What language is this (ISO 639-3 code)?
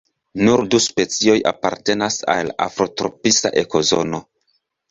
epo